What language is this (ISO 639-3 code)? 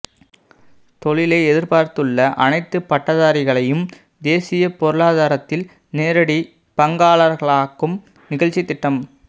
tam